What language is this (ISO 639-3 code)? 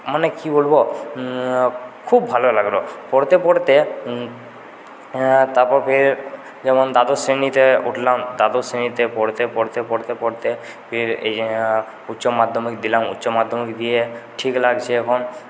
ben